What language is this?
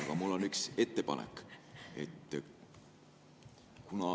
Estonian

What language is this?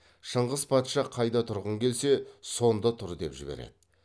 Kazakh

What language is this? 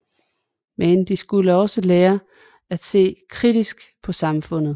Danish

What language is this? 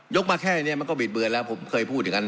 Thai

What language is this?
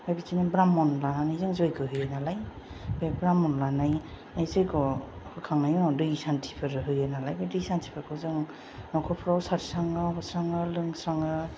Bodo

